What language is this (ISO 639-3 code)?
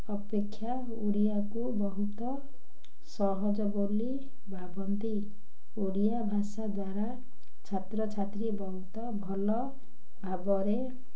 ori